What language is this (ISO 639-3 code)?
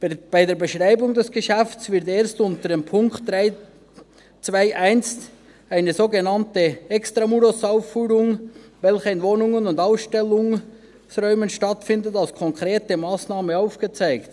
gsw